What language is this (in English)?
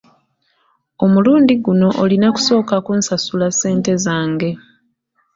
Ganda